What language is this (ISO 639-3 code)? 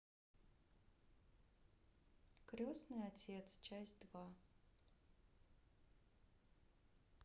rus